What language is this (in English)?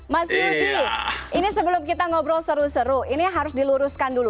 Indonesian